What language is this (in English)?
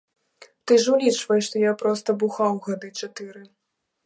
Belarusian